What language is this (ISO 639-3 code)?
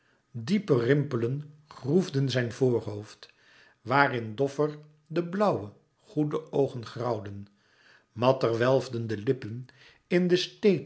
nld